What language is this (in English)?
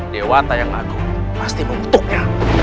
Indonesian